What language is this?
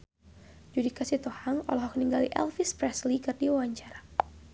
Sundanese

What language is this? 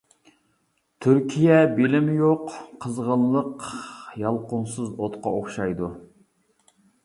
Uyghur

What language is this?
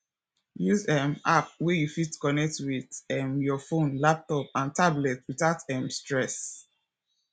Nigerian Pidgin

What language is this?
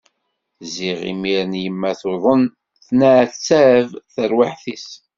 Kabyle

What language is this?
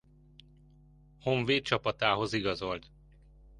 Hungarian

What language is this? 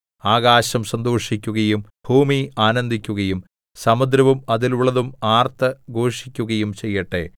Malayalam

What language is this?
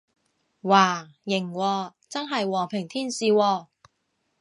Cantonese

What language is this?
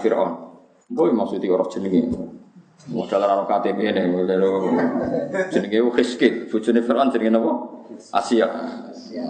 Indonesian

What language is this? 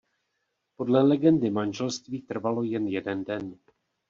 Czech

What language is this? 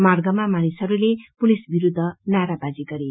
Nepali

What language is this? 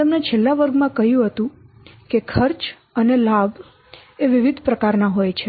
Gujarati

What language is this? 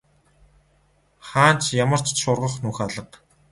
Mongolian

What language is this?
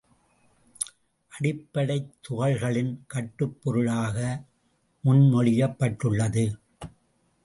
Tamil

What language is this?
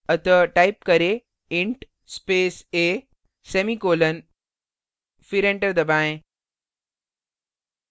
Hindi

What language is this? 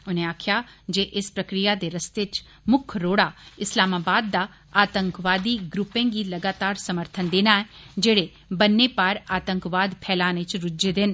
Dogri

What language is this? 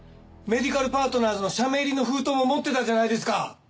Japanese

